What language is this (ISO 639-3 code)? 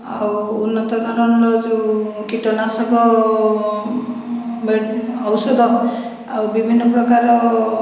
ori